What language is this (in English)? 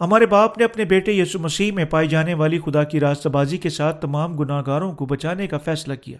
Urdu